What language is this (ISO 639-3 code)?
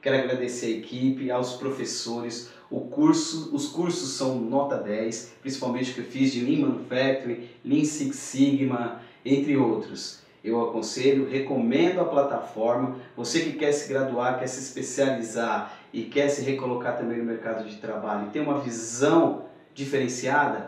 por